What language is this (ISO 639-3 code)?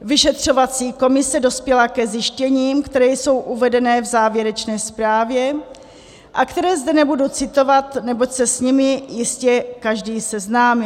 ces